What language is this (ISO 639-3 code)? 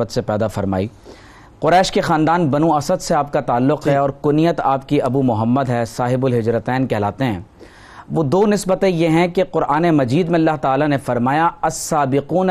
urd